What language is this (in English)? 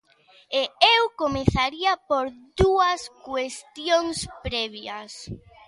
Galician